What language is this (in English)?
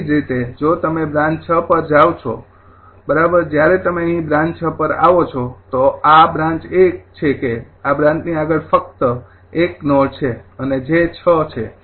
Gujarati